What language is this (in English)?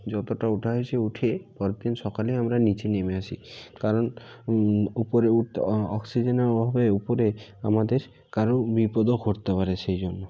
Bangla